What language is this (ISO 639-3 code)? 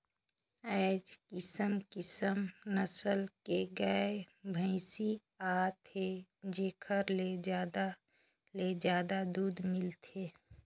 hne